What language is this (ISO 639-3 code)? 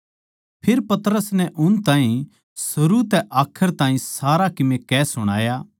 bgc